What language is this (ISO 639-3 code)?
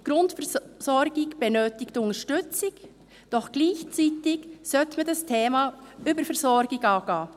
gsw